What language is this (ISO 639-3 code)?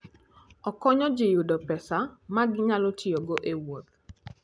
luo